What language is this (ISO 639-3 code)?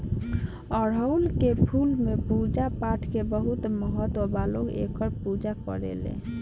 bho